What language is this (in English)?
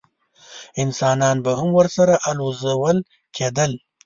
Pashto